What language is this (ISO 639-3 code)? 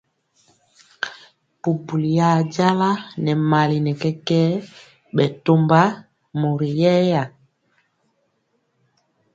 mcx